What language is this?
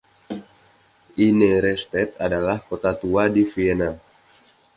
Indonesian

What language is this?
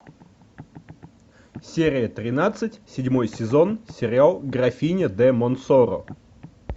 Russian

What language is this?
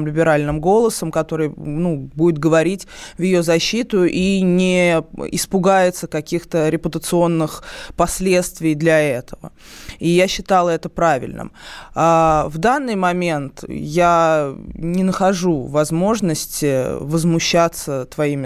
Russian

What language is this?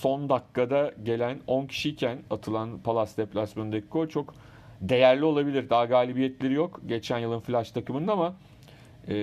Turkish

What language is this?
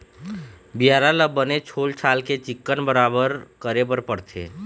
Chhattisgarhi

